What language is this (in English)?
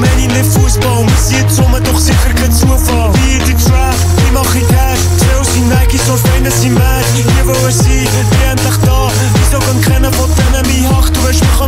Romanian